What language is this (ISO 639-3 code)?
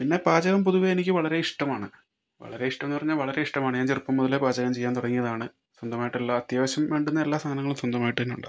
mal